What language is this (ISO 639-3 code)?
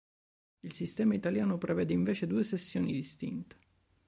ita